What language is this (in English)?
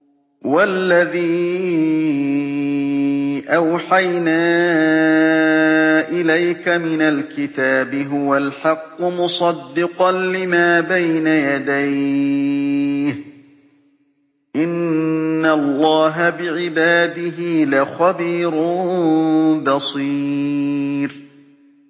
Arabic